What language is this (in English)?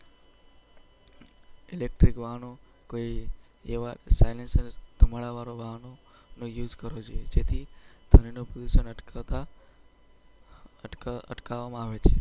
Gujarati